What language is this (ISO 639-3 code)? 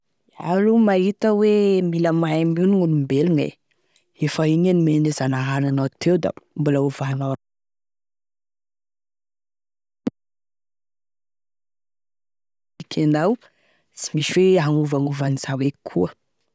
tkg